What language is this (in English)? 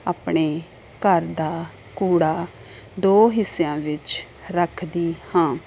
Punjabi